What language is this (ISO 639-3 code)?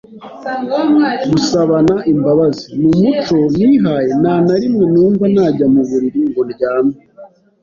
kin